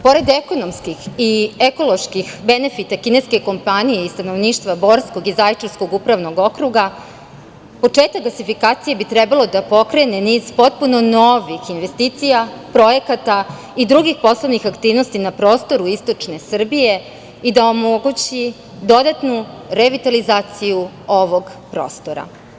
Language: Serbian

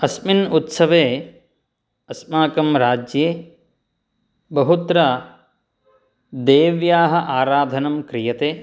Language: Sanskrit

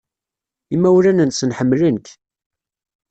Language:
Kabyle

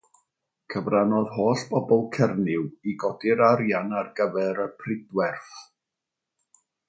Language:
Welsh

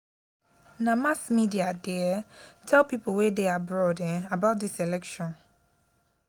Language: Nigerian Pidgin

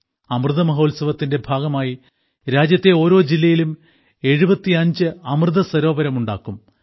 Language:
Malayalam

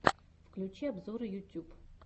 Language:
Russian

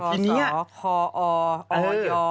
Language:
Thai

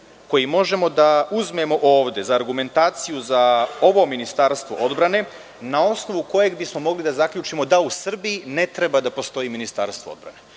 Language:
Serbian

